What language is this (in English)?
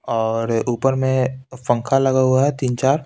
Hindi